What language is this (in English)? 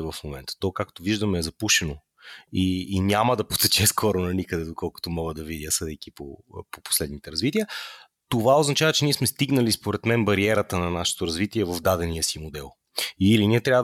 Bulgarian